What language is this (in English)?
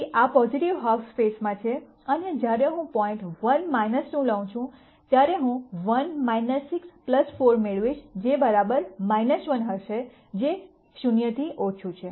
Gujarati